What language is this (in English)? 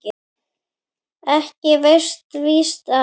Icelandic